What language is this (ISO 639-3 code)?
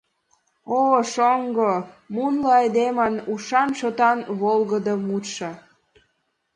chm